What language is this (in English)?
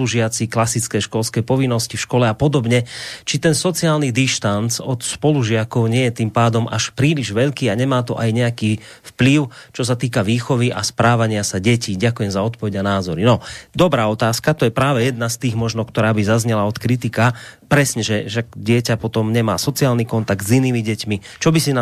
Slovak